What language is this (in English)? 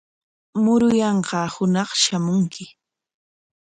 Corongo Ancash Quechua